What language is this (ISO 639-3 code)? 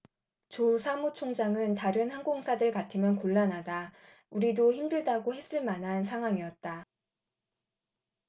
kor